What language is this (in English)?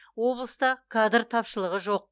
Kazakh